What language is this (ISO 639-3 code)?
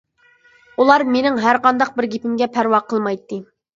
uig